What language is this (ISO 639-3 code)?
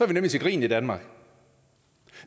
dan